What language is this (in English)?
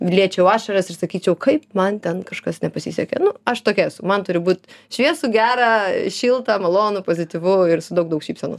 Lithuanian